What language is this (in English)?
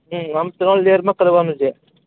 Gujarati